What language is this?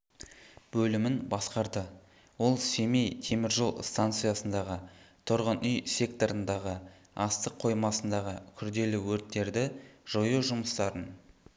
Kazakh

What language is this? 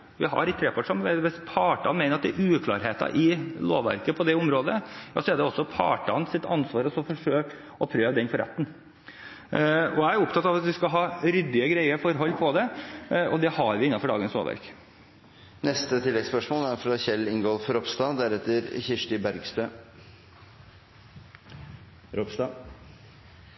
Norwegian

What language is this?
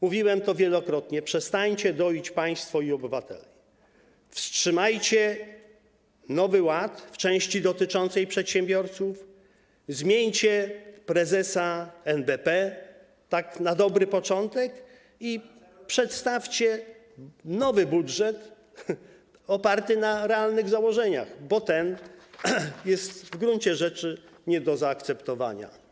Polish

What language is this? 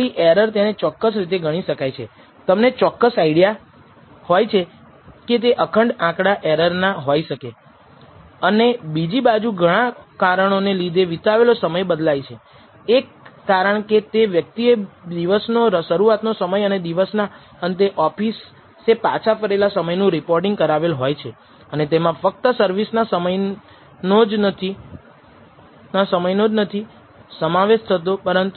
Gujarati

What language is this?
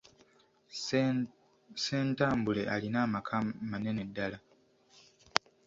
Ganda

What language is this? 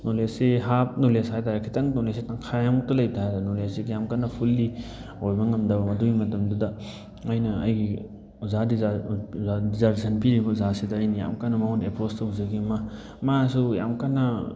Manipuri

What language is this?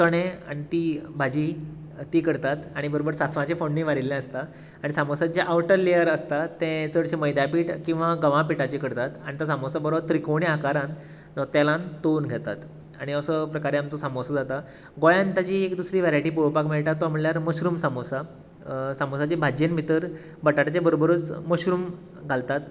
Konkani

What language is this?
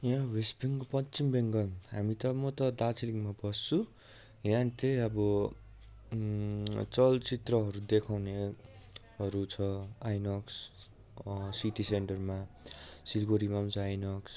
Nepali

